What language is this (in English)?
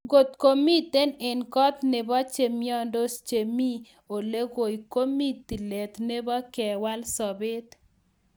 Kalenjin